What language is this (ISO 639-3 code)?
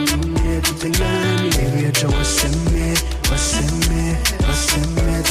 swa